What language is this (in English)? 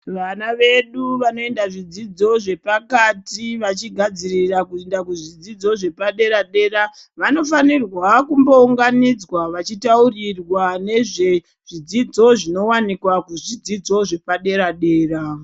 Ndau